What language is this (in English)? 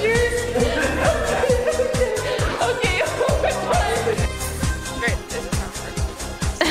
English